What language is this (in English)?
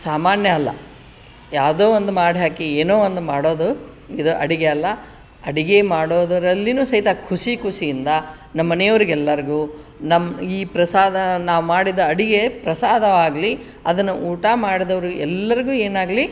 Kannada